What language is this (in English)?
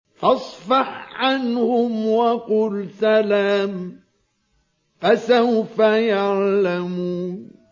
Arabic